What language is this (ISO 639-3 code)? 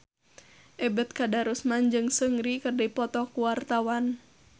sun